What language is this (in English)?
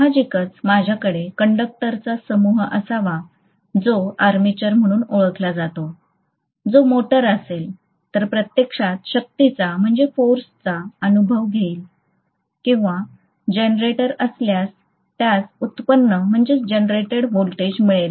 Marathi